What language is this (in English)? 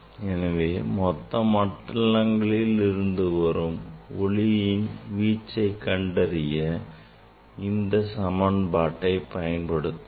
Tamil